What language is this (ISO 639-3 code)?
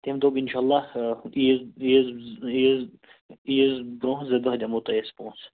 kas